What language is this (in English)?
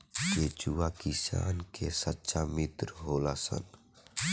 Bhojpuri